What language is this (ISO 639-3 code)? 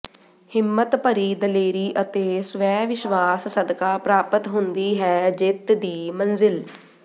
pan